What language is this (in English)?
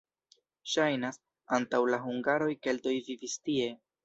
Esperanto